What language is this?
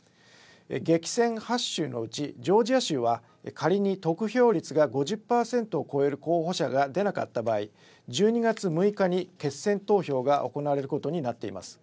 Japanese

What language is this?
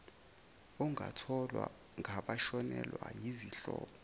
Zulu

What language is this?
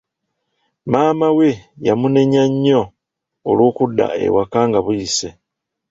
Ganda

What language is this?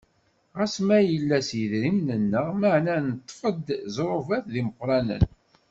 Kabyle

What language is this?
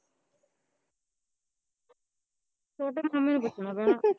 Punjabi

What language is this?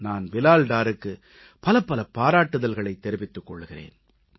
Tamil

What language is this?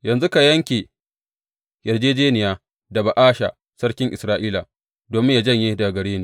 Hausa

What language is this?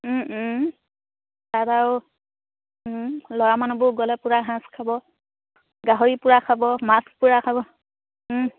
Assamese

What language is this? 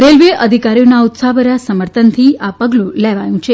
Gujarati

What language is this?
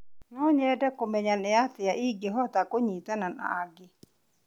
Kikuyu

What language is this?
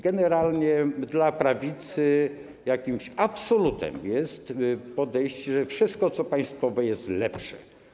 Polish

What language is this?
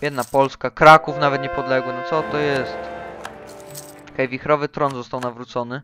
Polish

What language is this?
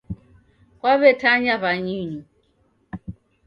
Taita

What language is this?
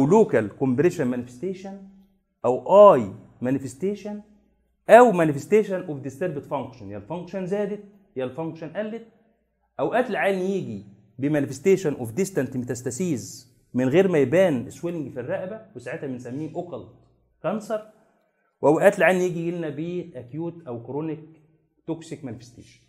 Arabic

